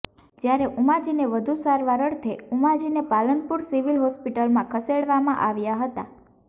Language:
Gujarati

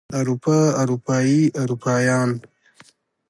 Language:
Pashto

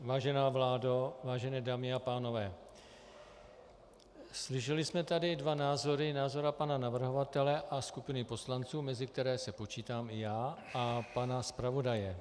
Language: Czech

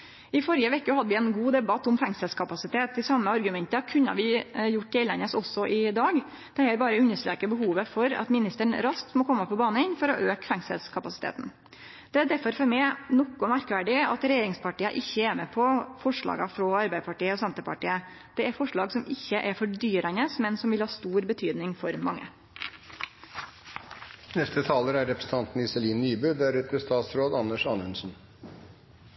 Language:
Norwegian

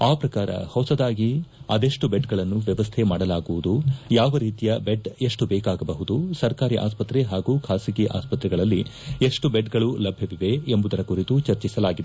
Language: Kannada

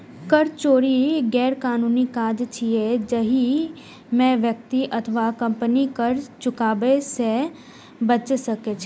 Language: Maithili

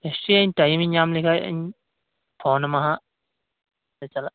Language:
Santali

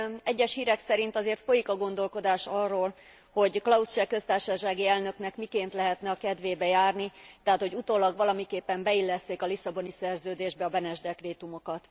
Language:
Hungarian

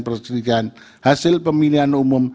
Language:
Indonesian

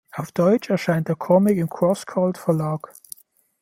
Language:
German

